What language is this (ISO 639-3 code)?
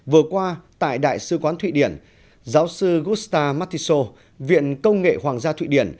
vie